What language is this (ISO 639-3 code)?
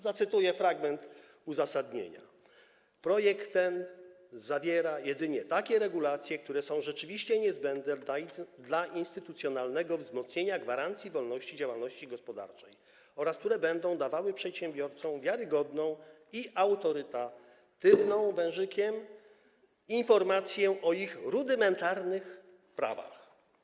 pol